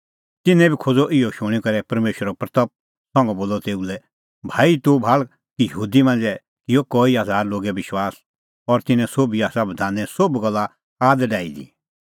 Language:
Kullu Pahari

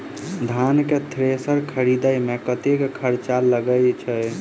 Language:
Maithili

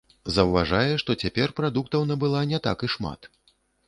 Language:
Belarusian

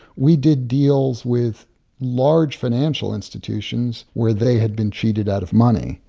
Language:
English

